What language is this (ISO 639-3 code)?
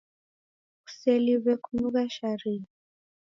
dav